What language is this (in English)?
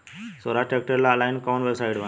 Bhojpuri